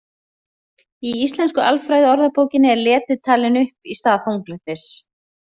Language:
Icelandic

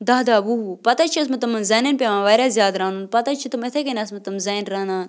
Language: Kashmiri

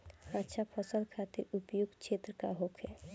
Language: Bhojpuri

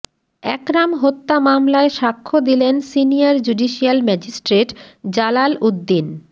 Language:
Bangla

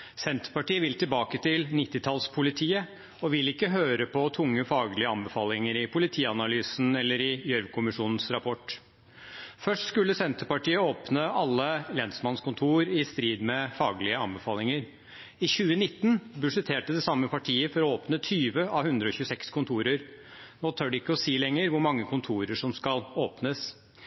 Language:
Norwegian Bokmål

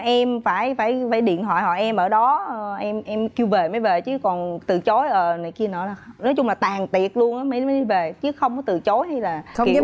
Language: Vietnamese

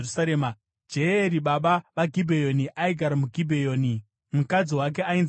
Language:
Shona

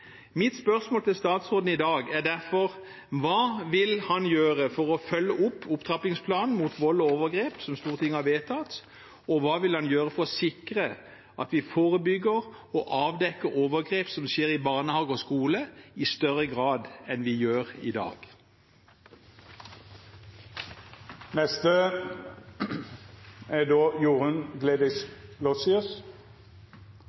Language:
Norwegian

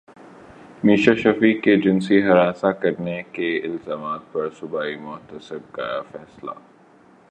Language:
Urdu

